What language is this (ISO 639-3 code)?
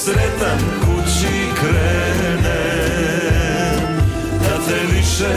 hrv